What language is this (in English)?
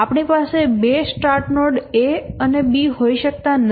Gujarati